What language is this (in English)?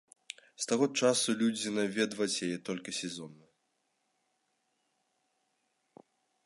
Belarusian